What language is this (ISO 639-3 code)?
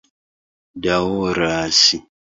epo